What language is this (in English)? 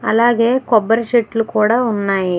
Telugu